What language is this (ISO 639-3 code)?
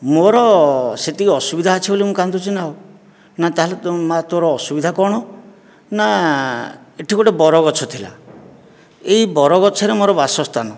ori